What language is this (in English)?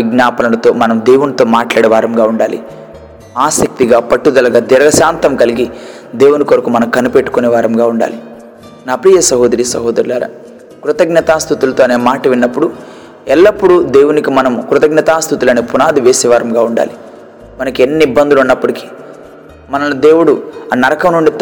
Telugu